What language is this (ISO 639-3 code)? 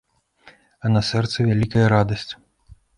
bel